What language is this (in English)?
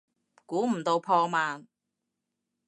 Cantonese